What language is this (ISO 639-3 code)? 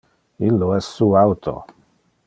ina